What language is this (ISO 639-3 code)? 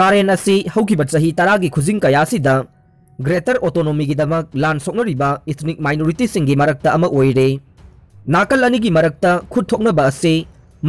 kor